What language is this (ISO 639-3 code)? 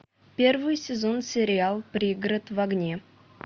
rus